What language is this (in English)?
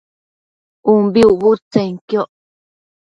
Matsés